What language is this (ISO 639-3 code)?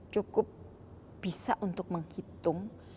ind